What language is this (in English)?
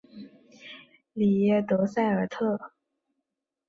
Chinese